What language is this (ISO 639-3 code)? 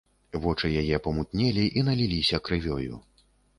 bel